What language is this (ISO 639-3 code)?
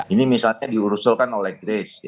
ind